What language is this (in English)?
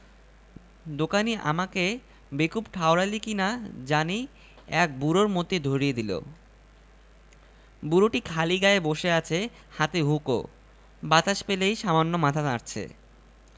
Bangla